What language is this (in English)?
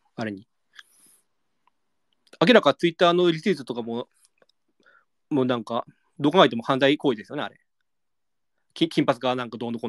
Japanese